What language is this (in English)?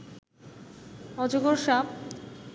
Bangla